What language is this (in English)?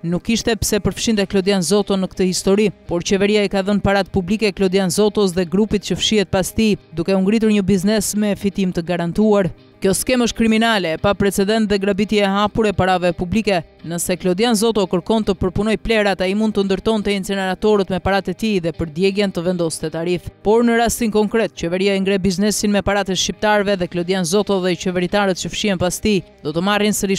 Romanian